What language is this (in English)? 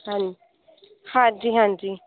Punjabi